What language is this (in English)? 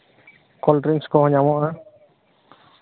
Santali